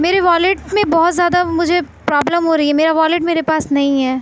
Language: Urdu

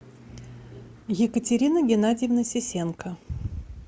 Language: Russian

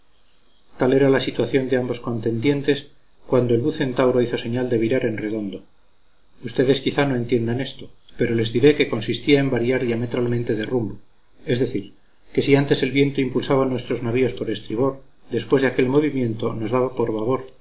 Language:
Spanish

